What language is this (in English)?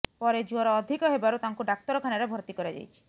Odia